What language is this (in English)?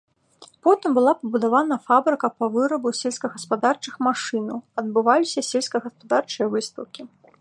Belarusian